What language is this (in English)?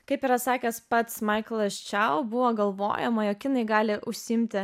Lithuanian